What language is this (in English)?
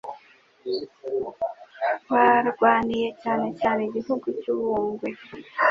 Kinyarwanda